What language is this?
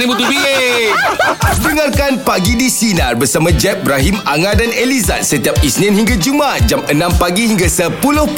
Malay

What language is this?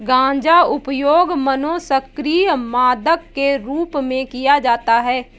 Hindi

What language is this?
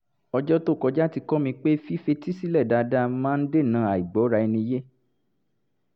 Yoruba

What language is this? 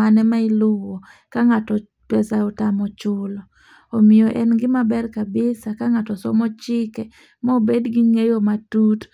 Luo (Kenya and Tanzania)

